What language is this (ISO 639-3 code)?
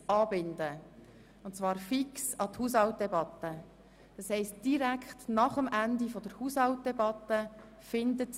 gsw